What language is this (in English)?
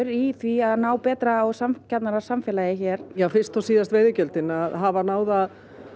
Icelandic